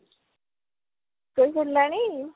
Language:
Odia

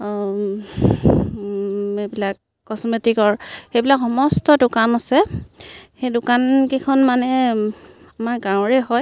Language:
Assamese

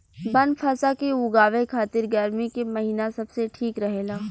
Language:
Bhojpuri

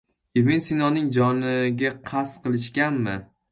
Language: Uzbek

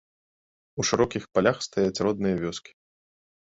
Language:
Belarusian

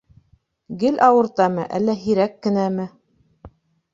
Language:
Bashkir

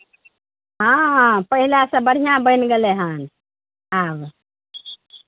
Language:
Maithili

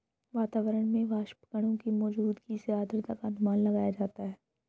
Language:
Hindi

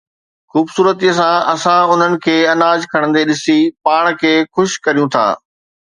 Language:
Sindhi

